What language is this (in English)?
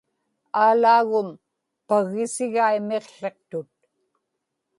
Inupiaq